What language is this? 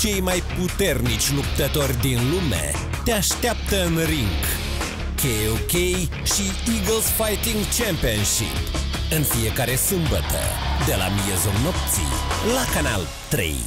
Romanian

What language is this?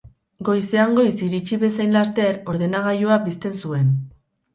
Basque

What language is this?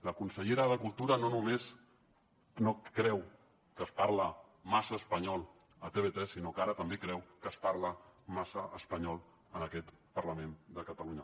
Catalan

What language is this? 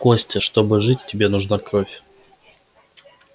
Russian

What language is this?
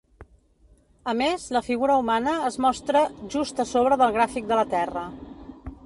Catalan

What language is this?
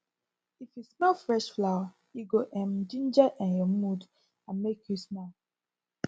Nigerian Pidgin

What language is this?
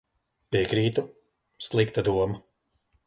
Latvian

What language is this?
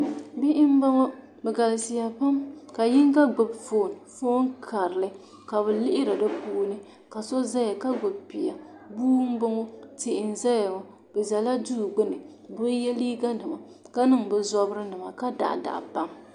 Dagbani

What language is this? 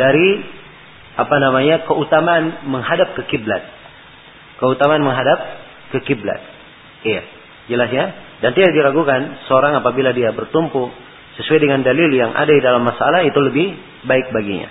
Malay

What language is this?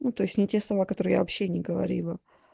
Russian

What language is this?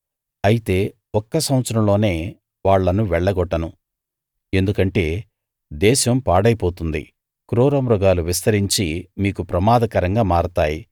Telugu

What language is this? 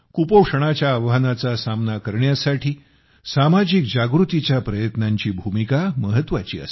Marathi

